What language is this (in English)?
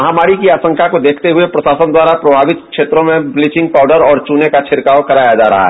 Hindi